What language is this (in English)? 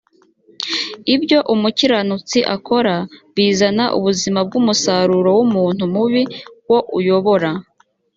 Kinyarwanda